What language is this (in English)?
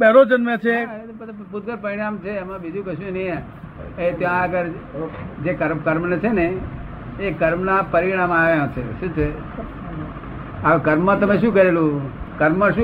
Gujarati